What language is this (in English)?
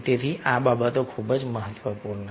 Gujarati